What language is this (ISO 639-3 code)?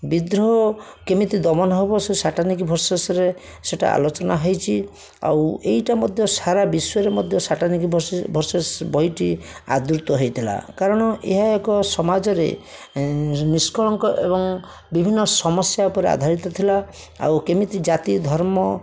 ori